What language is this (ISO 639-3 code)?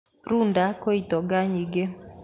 kik